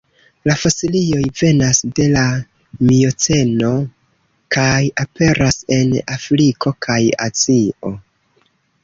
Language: Esperanto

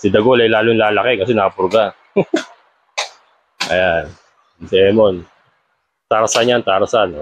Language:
Filipino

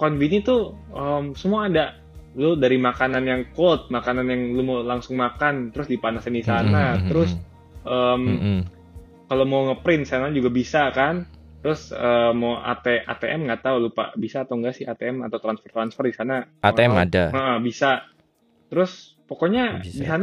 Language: Indonesian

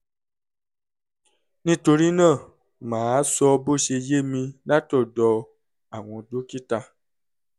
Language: Yoruba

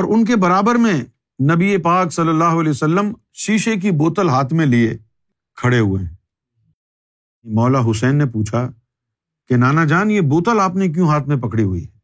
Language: Urdu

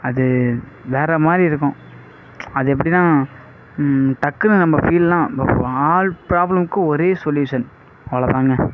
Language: Tamil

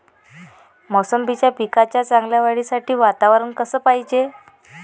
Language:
Marathi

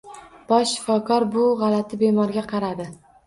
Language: Uzbek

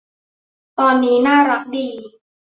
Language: Thai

